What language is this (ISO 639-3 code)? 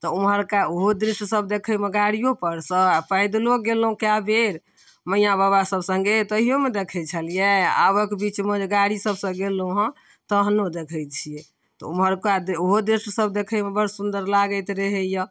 mai